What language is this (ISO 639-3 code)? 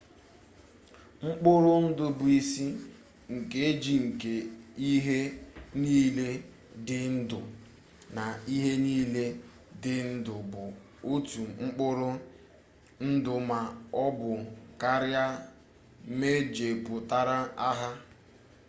ibo